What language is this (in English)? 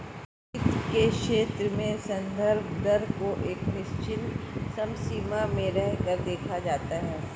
Hindi